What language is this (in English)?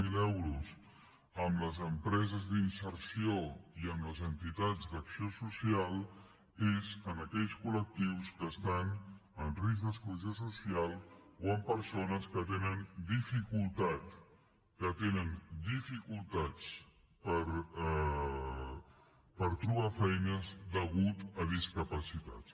Catalan